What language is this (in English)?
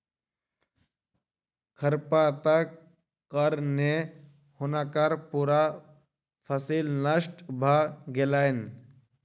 Maithili